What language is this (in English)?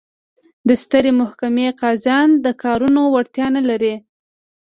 Pashto